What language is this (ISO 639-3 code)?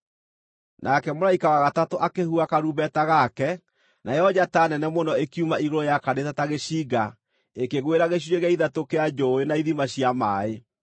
kik